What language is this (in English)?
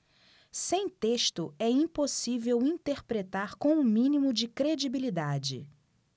Portuguese